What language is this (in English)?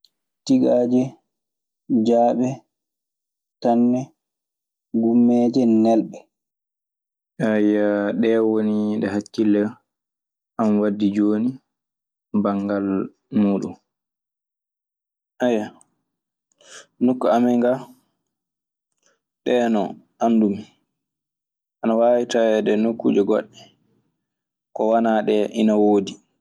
Maasina Fulfulde